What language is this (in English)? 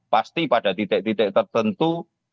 Indonesian